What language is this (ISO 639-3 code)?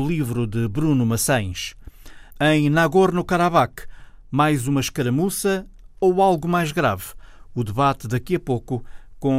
por